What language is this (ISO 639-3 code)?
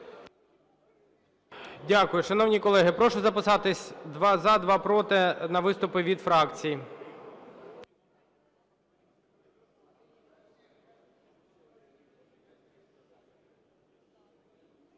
ukr